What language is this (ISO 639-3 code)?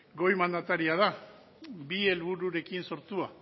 eus